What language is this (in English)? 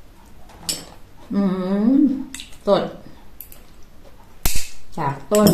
Thai